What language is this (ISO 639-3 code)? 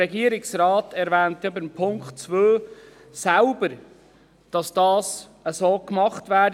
gsw